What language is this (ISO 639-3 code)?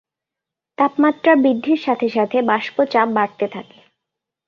ben